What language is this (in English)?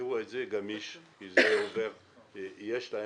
Hebrew